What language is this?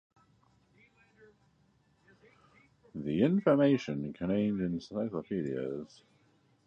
English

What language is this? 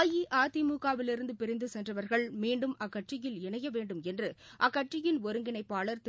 Tamil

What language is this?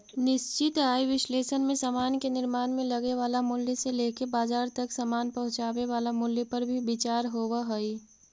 Magahi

